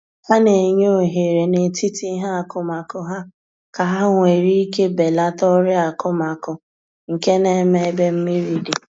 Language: Igbo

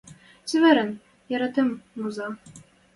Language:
Western Mari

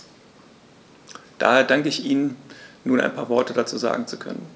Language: German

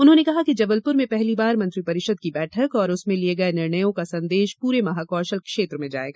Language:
Hindi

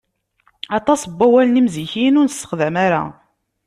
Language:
Kabyle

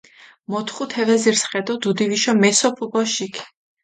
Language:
Mingrelian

